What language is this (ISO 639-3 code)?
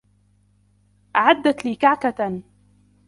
ara